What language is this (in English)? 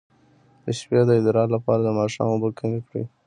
Pashto